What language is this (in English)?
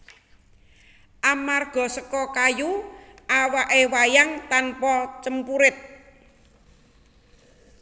Javanese